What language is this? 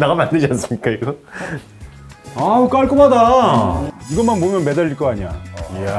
Korean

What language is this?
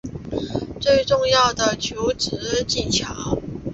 Chinese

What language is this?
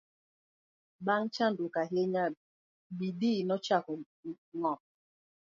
Luo (Kenya and Tanzania)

